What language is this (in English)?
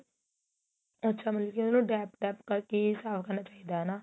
Punjabi